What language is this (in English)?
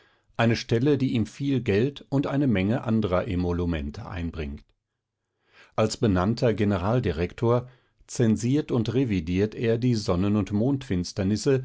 German